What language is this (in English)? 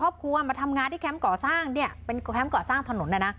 Thai